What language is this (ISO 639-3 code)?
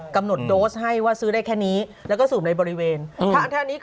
tha